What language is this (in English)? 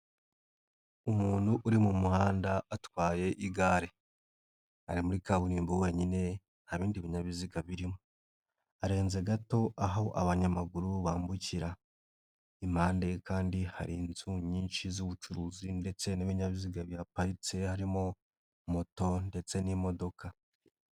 Kinyarwanda